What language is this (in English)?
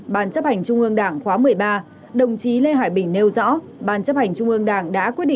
Vietnamese